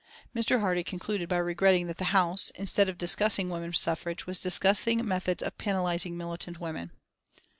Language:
English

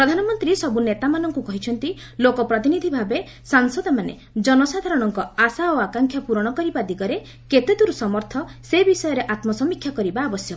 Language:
Odia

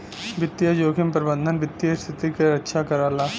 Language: Bhojpuri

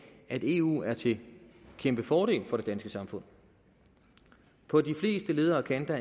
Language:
Danish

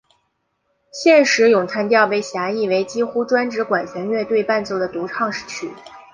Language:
Chinese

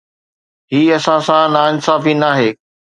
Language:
Sindhi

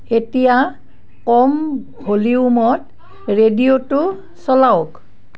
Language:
Assamese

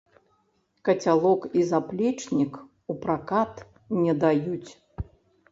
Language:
Belarusian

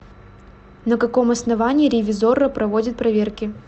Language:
Russian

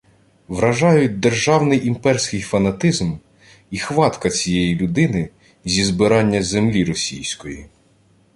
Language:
Ukrainian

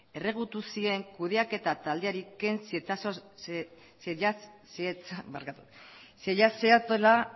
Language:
Basque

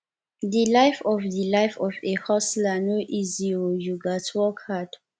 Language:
Nigerian Pidgin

